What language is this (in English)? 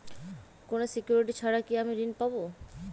Bangla